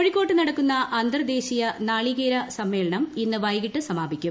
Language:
Malayalam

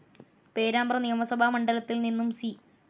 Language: Malayalam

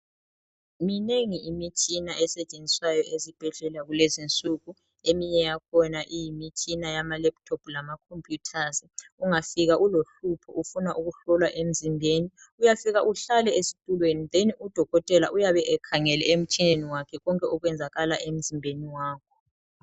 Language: North Ndebele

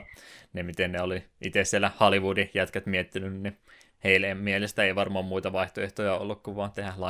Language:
Finnish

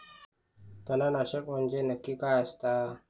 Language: Marathi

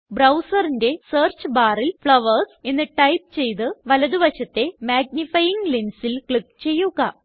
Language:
Malayalam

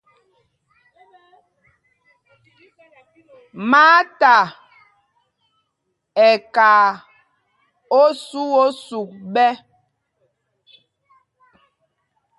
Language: Mpumpong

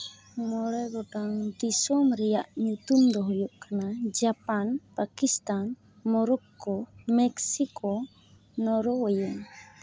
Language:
Santali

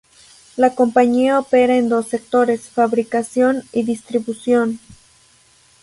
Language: Spanish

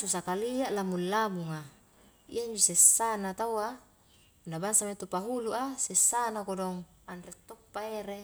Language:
Highland Konjo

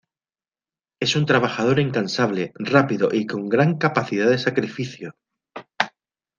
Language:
Spanish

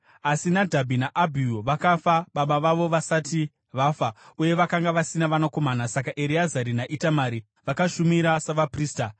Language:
Shona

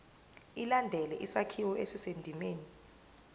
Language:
Zulu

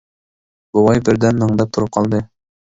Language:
Uyghur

